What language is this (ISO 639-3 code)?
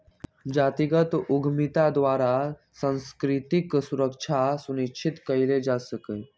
mag